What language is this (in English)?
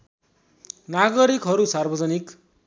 Nepali